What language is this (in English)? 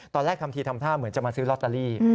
Thai